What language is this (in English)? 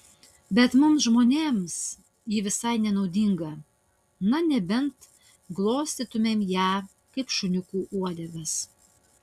Lithuanian